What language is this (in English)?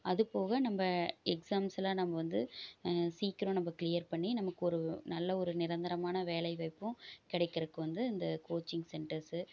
Tamil